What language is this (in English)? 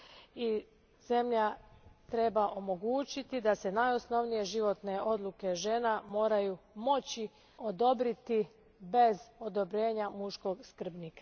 Croatian